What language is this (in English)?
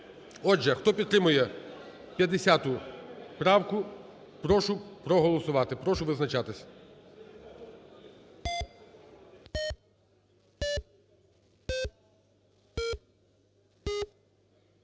Ukrainian